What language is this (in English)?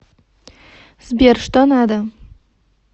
Russian